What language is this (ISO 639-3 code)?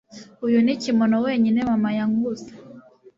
kin